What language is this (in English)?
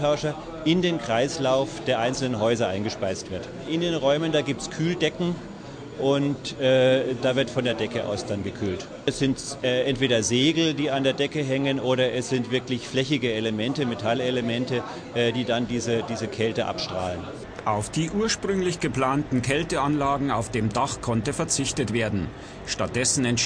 German